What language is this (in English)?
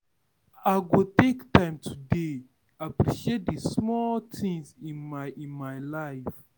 Nigerian Pidgin